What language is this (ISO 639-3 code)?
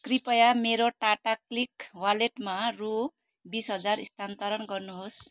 nep